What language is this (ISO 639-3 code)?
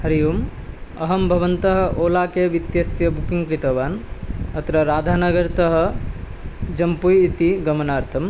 san